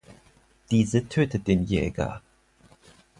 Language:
German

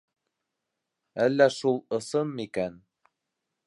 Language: Bashkir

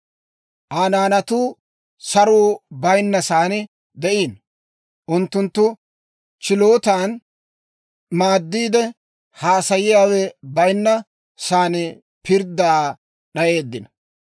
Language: Dawro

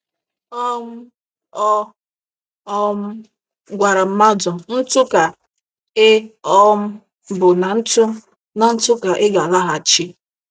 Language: Igbo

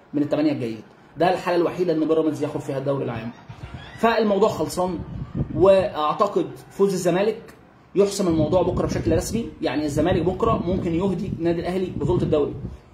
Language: Arabic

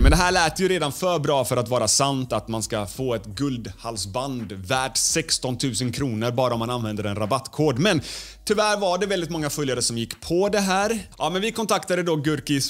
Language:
Swedish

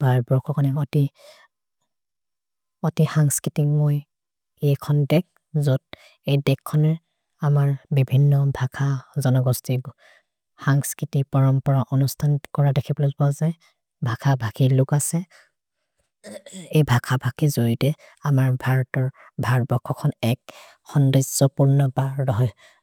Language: Maria (India)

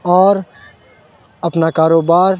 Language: Urdu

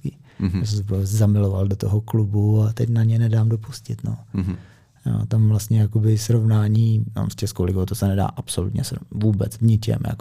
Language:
Czech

